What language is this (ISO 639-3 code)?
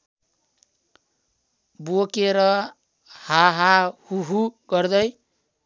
nep